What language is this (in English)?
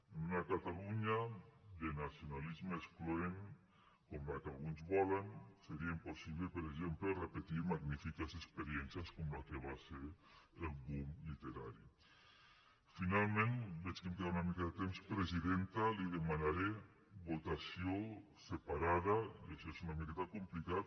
Catalan